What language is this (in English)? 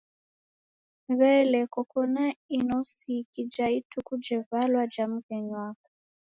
Taita